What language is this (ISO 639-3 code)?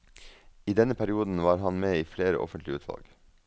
nor